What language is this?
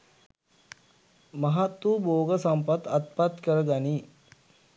Sinhala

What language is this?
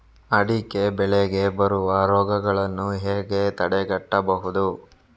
Kannada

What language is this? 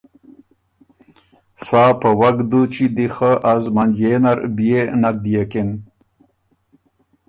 Ormuri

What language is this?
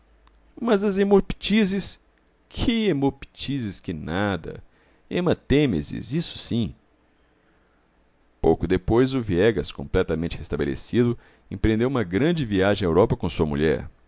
Portuguese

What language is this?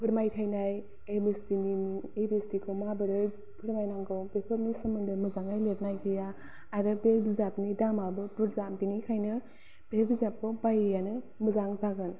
Bodo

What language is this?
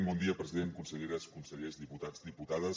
Catalan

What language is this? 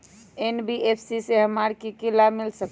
Magahi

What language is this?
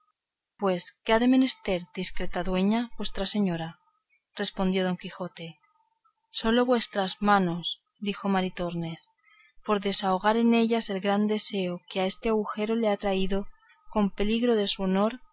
Spanish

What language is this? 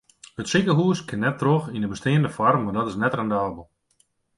Western Frisian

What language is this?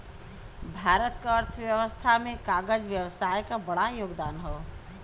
Bhojpuri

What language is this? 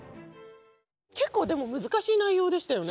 Japanese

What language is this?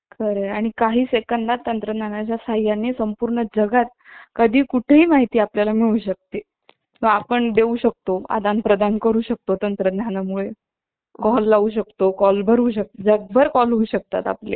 Marathi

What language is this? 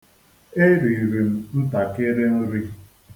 Igbo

